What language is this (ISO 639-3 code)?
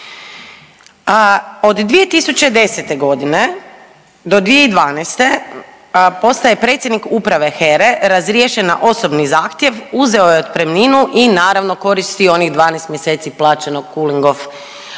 hrv